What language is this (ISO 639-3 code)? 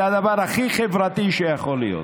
heb